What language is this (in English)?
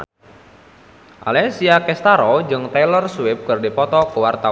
Sundanese